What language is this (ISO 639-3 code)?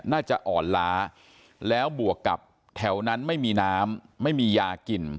tha